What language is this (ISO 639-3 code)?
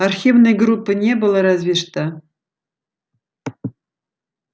rus